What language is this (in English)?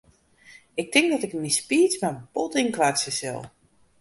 Western Frisian